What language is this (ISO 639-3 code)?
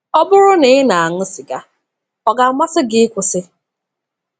ibo